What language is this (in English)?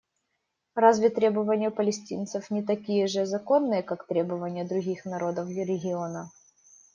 Russian